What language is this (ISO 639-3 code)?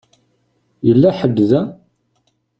kab